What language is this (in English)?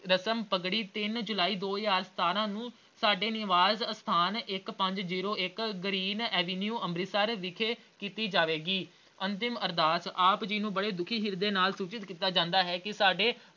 Punjabi